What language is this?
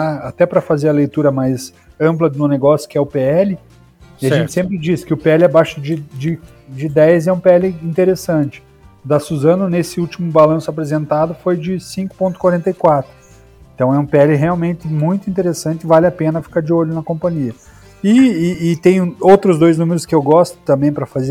Portuguese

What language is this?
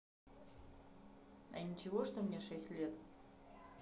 Russian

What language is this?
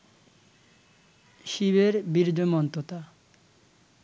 Bangla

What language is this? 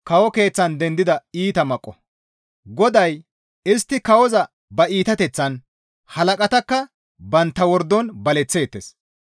Gamo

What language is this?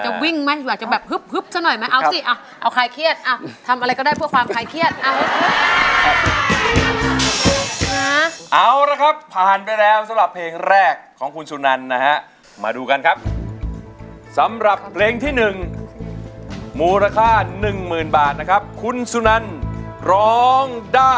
Thai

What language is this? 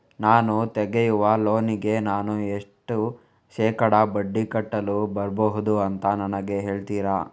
Kannada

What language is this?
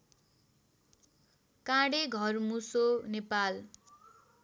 Nepali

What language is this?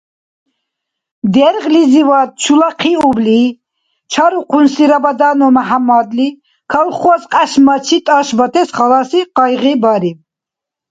Dargwa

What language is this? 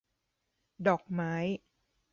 Thai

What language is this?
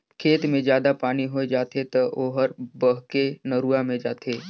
Chhattisgarhi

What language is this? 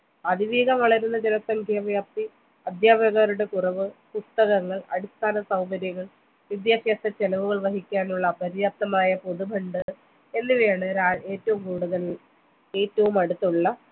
Malayalam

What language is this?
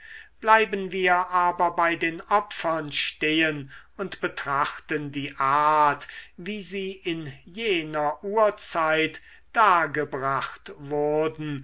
German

